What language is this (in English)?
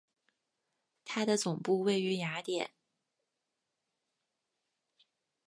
Chinese